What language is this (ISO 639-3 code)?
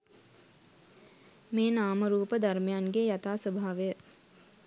sin